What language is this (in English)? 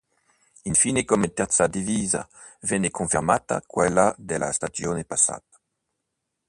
Italian